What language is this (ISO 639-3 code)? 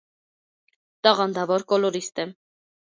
hye